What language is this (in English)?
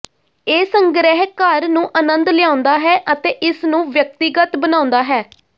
Punjabi